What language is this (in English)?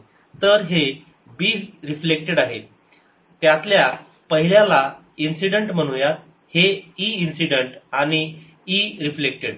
Marathi